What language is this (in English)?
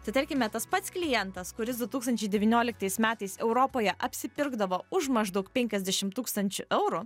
Lithuanian